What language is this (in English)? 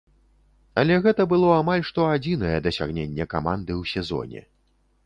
Belarusian